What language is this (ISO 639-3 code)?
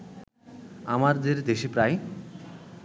ben